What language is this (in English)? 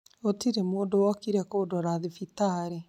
Kikuyu